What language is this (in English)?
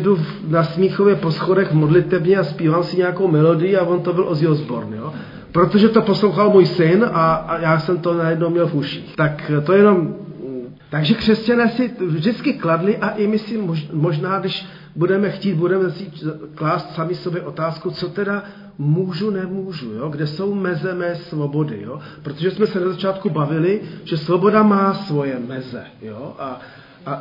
Czech